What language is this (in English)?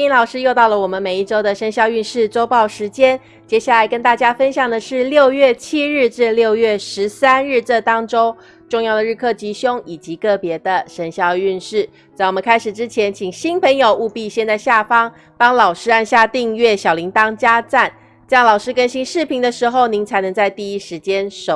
Chinese